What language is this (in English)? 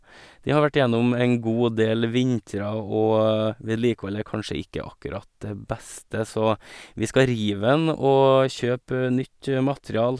Norwegian